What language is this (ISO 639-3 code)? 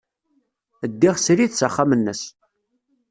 kab